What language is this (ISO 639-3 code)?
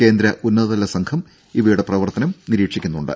mal